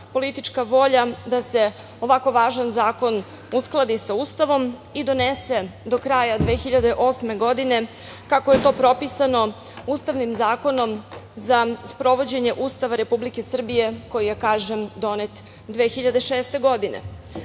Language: Serbian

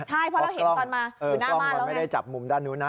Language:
Thai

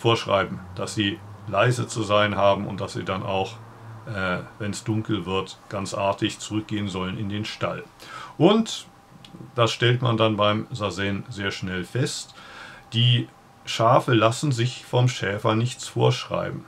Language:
German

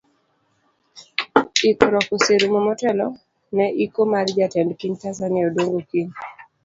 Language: Luo (Kenya and Tanzania)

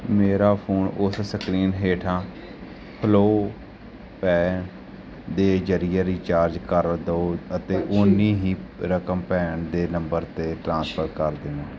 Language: Punjabi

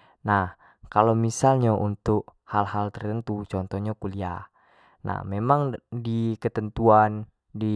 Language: Jambi Malay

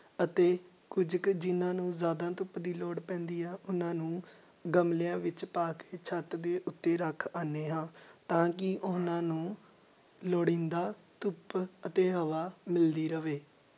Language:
Punjabi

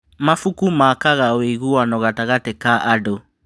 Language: Kikuyu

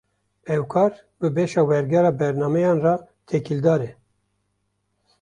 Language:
Kurdish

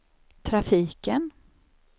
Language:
Swedish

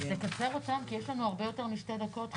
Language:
Hebrew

